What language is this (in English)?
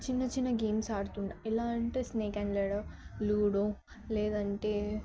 Telugu